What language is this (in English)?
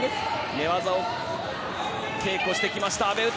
Japanese